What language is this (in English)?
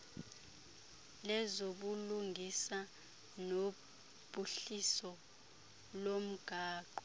Xhosa